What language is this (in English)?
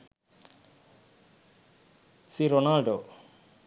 Sinhala